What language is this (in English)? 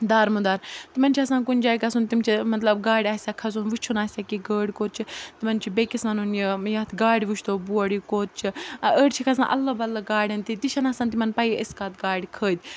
Kashmiri